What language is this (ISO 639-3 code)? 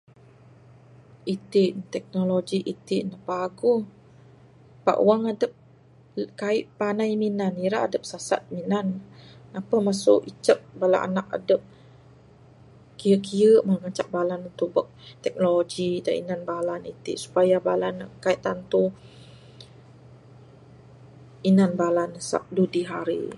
sdo